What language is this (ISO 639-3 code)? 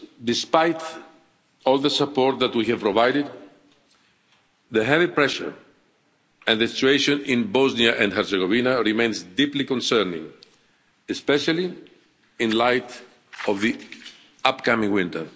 eng